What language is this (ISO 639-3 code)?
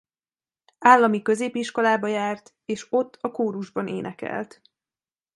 hun